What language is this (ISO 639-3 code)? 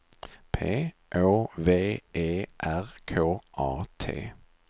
swe